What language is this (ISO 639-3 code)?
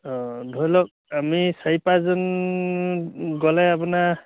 asm